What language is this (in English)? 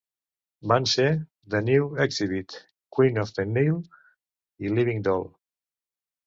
Catalan